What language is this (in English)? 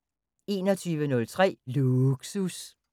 Danish